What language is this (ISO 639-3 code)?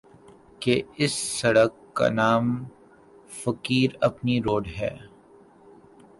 urd